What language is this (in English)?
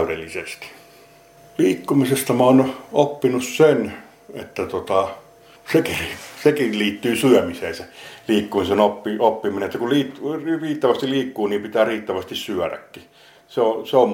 Finnish